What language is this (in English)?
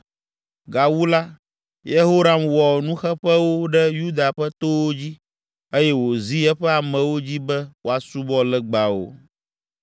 Ewe